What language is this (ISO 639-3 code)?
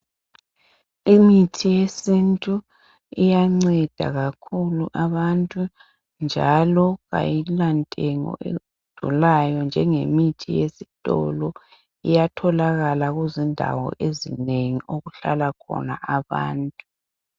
nde